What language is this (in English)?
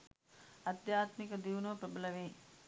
Sinhala